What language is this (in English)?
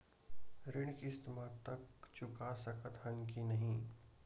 Chhattisgarhi